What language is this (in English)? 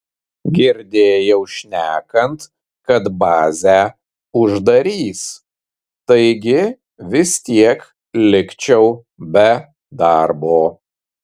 Lithuanian